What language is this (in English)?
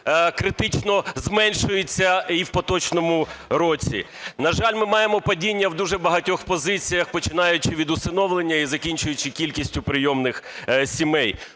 Ukrainian